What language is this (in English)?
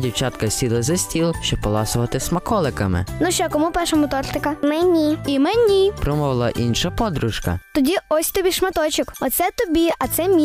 Ukrainian